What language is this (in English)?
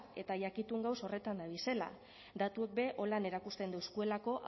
Basque